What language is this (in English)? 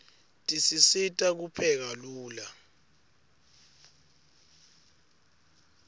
Swati